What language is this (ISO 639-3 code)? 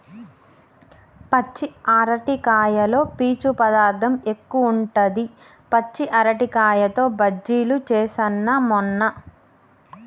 tel